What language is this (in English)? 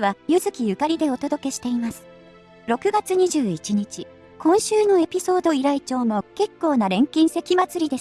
Japanese